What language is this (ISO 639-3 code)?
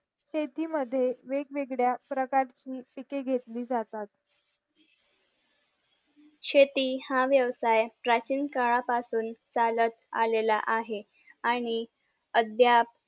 mar